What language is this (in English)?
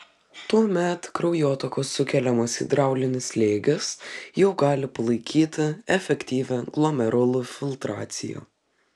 Lithuanian